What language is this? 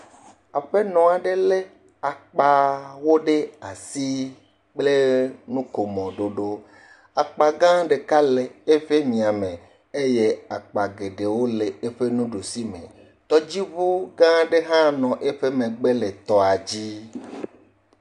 Ewe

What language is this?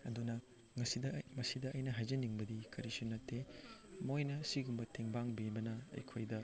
Manipuri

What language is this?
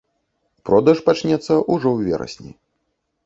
Belarusian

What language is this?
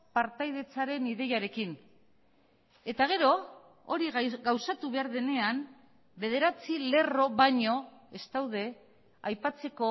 Basque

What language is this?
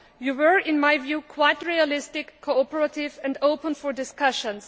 English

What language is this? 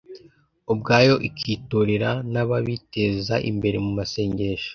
Kinyarwanda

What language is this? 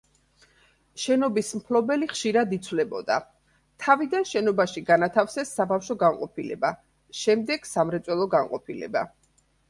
Georgian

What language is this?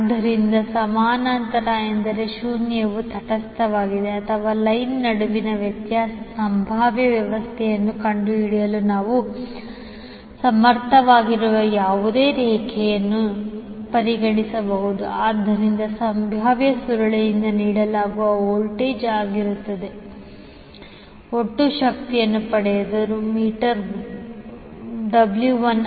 Kannada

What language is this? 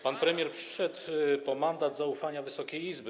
Polish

